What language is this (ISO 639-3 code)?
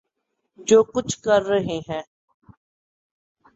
urd